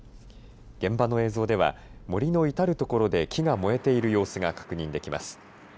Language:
Japanese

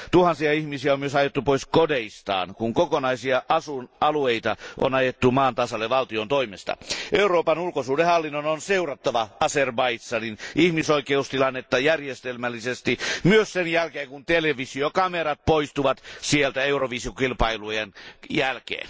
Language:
Finnish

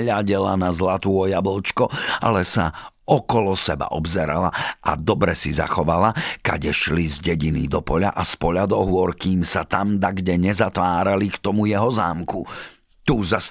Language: Slovak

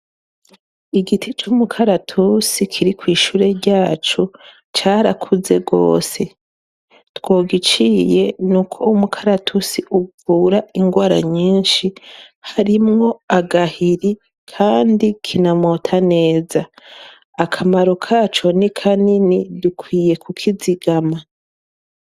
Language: Rundi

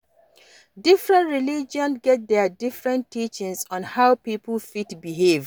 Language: Nigerian Pidgin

